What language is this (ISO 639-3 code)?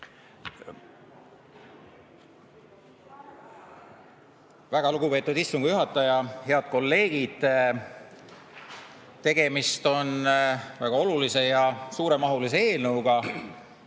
est